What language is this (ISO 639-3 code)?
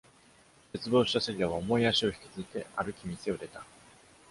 jpn